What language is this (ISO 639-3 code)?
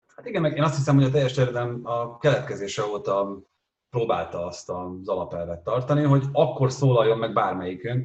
hun